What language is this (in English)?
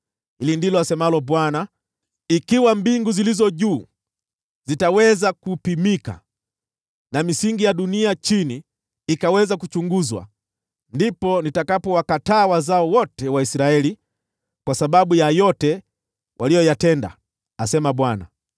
Swahili